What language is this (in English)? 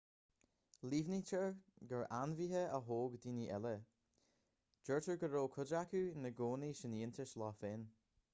Irish